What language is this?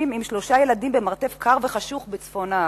Hebrew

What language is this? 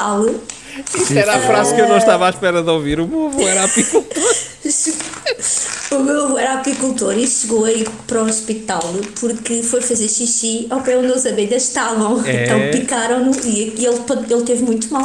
Portuguese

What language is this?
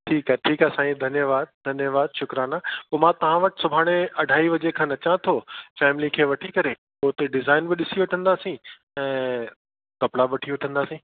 Sindhi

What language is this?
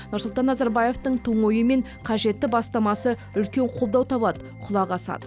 Kazakh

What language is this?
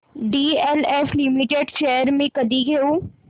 Marathi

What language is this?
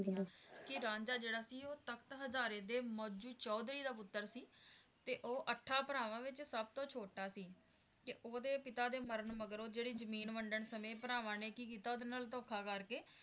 Punjabi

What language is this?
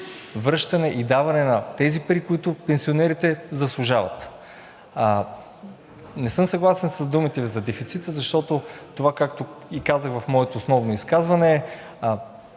Bulgarian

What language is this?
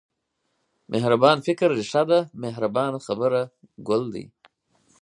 Pashto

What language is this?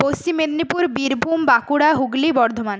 Bangla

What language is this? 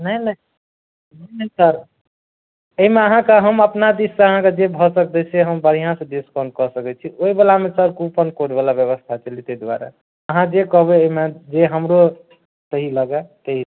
Maithili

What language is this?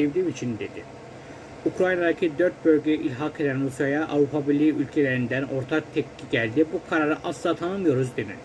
Turkish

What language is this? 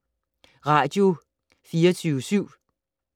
Danish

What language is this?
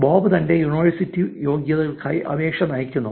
Malayalam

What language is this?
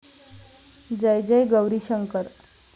Marathi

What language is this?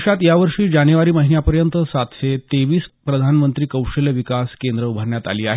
Marathi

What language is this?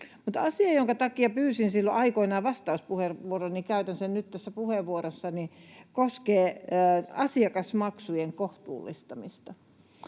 Finnish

